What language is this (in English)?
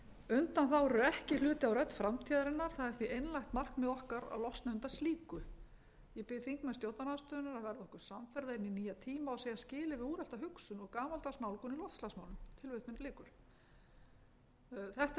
Icelandic